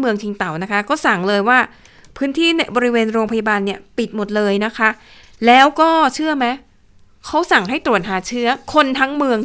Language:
Thai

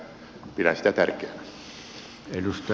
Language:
Finnish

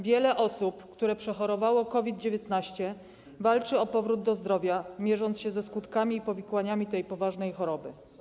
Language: Polish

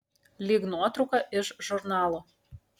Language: Lithuanian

